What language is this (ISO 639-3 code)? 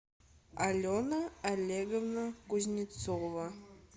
rus